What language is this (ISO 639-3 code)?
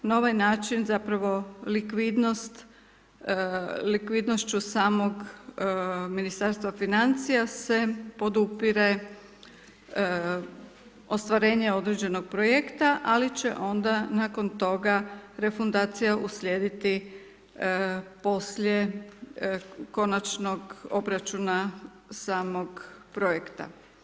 hrv